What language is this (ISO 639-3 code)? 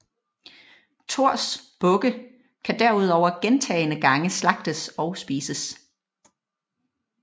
dan